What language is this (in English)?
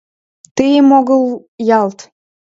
Mari